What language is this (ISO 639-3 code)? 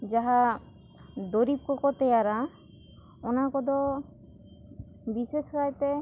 sat